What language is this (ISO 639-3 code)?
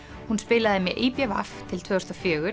isl